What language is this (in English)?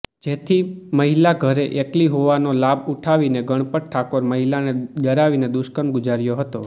Gujarati